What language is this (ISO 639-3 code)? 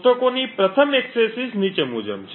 guj